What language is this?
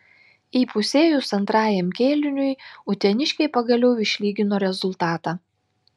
Lithuanian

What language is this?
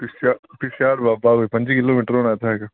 Dogri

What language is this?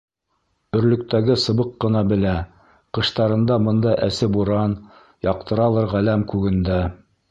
Bashkir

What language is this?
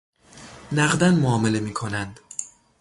Persian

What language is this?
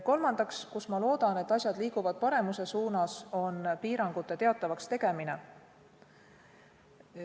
Estonian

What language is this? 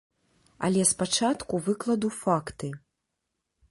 Belarusian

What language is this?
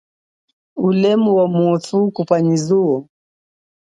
Chokwe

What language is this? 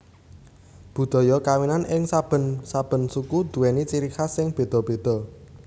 Javanese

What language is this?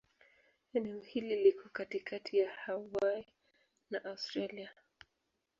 Swahili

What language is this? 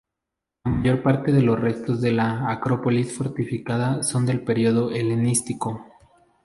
Spanish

